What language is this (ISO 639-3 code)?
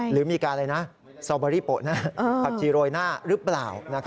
tha